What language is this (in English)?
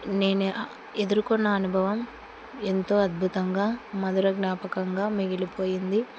Telugu